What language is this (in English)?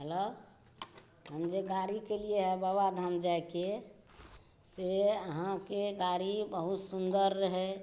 Maithili